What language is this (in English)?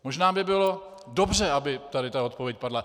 Czech